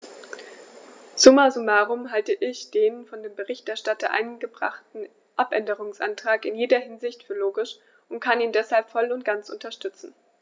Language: German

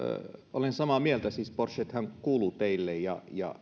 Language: Finnish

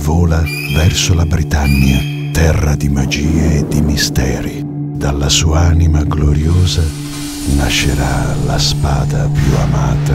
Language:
Italian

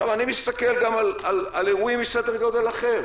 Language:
Hebrew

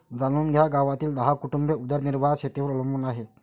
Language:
Marathi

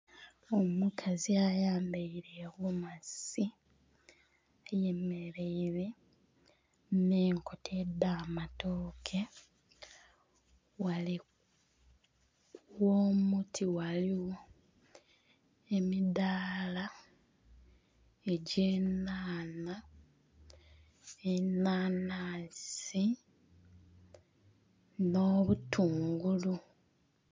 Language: Soga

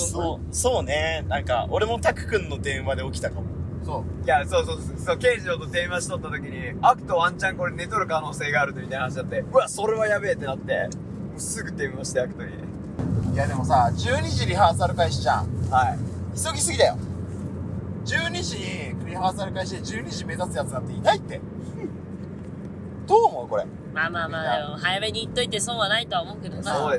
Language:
Japanese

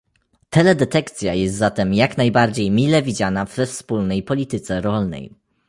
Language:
Polish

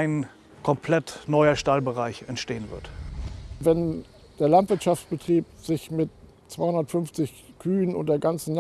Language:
German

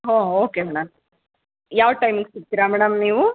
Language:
Kannada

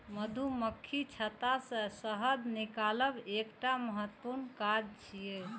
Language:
Maithili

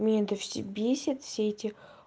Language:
Russian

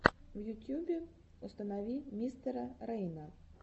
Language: Russian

